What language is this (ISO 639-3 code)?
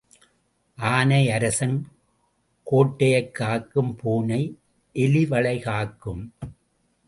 tam